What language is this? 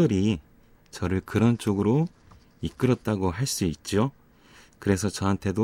Korean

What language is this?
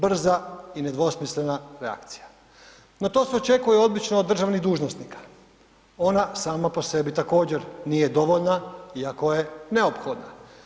Croatian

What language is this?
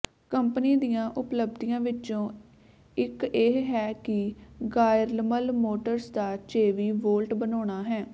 Punjabi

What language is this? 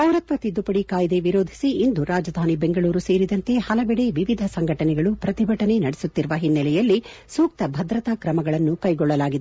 Kannada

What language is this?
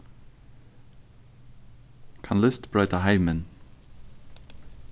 Faroese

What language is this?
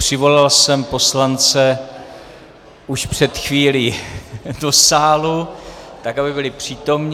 Czech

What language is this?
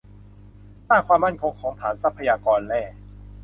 Thai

